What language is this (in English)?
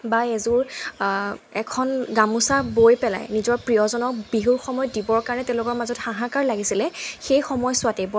Assamese